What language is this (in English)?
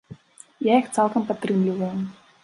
Belarusian